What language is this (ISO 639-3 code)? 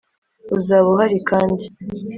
kin